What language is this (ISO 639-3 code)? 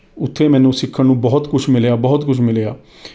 pan